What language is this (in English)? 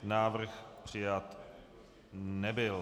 Czech